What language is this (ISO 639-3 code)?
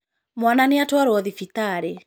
kik